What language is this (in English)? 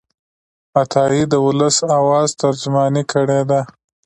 Pashto